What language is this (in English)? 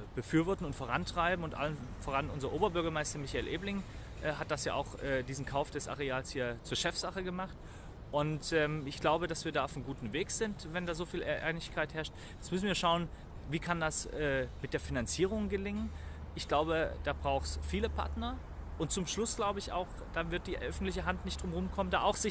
German